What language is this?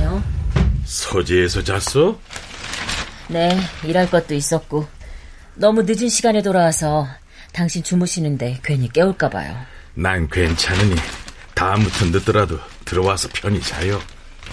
Korean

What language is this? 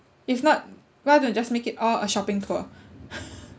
English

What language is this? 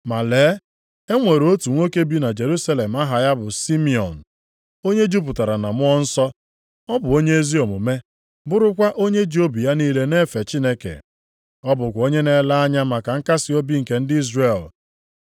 Igbo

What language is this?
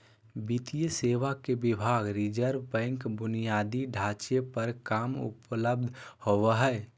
Magahi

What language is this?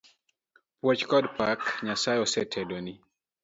Luo (Kenya and Tanzania)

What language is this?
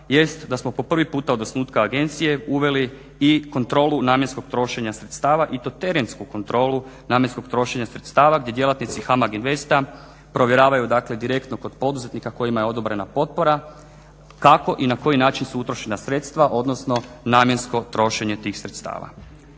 Croatian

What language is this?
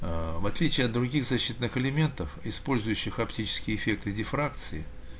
Russian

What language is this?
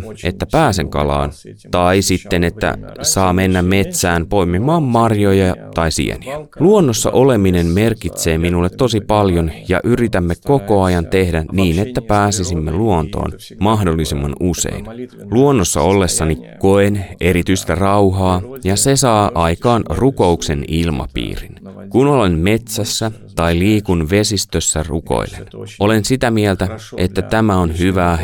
Finnish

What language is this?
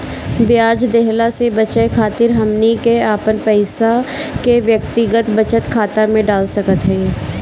Bhojpuri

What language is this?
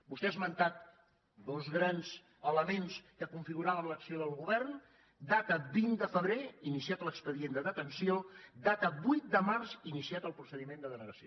Catalan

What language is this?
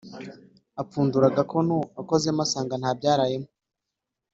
Kinyarwanda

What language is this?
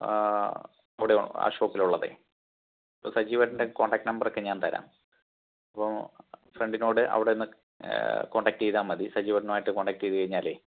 Malayalam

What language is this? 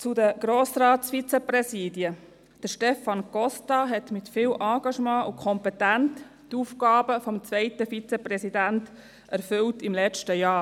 Swiss German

